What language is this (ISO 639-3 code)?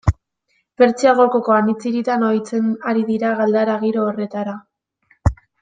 eus